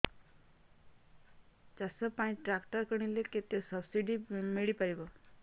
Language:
Odia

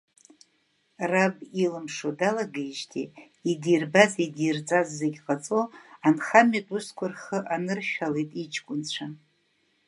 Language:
Abkhazian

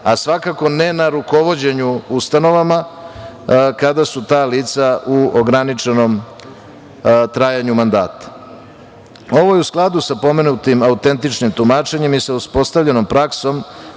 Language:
Serbian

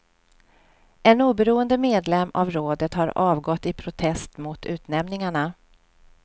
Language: Swedish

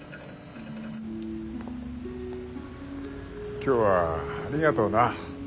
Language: Japanese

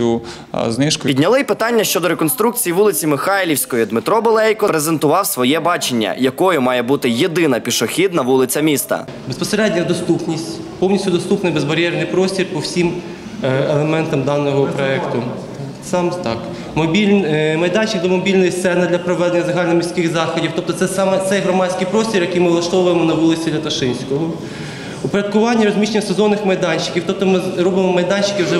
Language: Russian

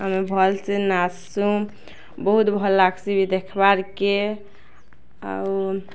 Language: Odia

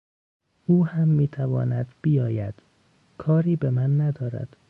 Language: Persian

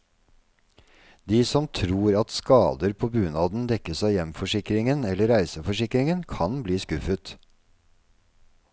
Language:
Norwegian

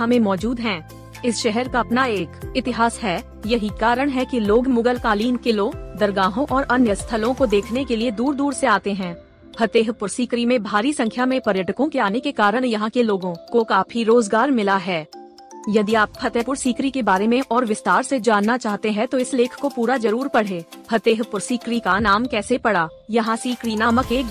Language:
Hindi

